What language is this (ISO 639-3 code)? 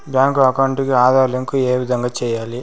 tel